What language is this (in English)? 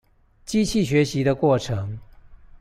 Chinese